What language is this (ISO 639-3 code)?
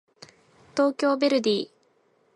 jpn